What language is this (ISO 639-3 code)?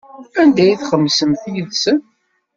kab